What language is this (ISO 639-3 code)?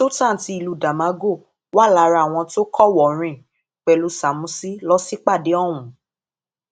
yor